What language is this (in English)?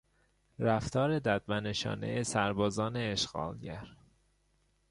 Persian